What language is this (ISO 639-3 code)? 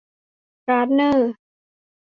tha